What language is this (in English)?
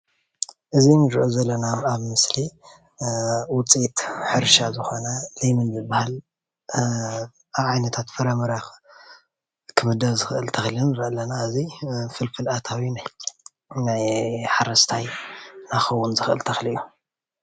Tigrinya